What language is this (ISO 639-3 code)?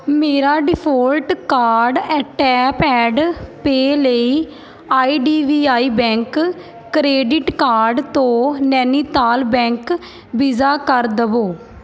pan